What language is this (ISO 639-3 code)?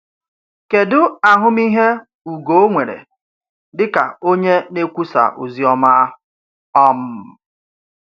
ibo